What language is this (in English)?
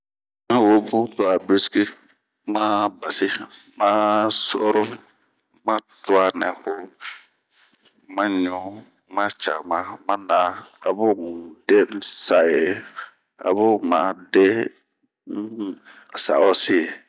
Bomu